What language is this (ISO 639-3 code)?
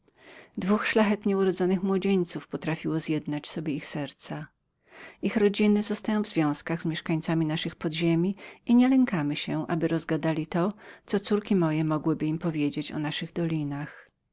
pol